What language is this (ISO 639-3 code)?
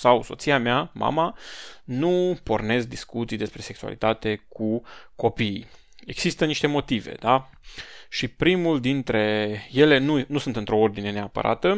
ron